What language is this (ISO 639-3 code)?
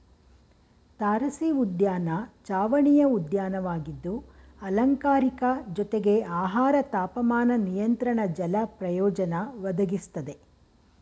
kan